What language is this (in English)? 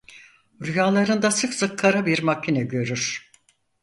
Turkish